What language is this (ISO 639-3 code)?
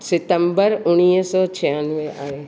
snd